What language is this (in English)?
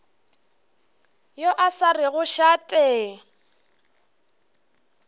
Northern Sotho